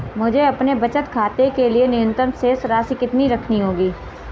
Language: Hindi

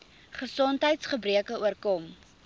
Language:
Afrikaans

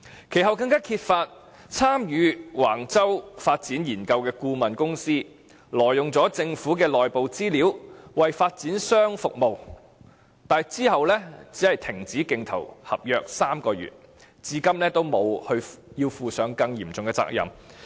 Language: Cantonese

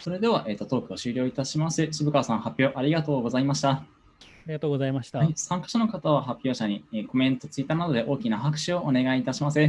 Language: Japanese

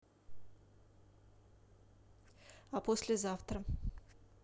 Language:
Russian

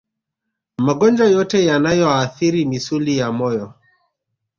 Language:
Swahili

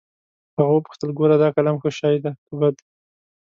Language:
Pashto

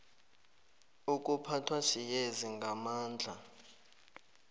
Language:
South Ndebele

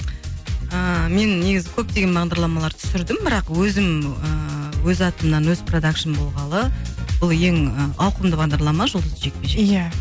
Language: Kazakh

